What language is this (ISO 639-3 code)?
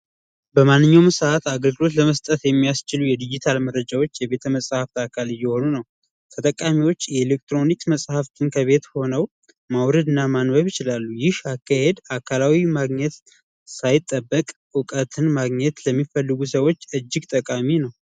amh